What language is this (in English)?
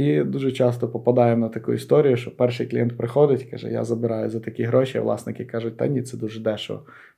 Ukrainian